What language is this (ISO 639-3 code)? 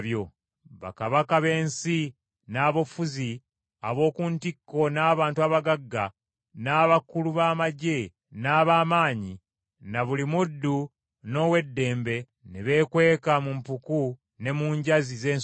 lug